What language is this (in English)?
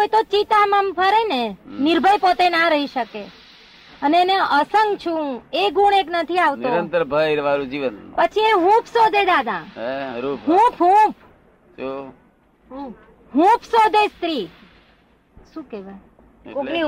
Gujarati